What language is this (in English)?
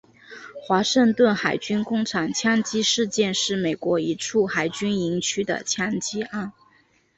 Chinese